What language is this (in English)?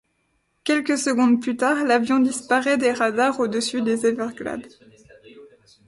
French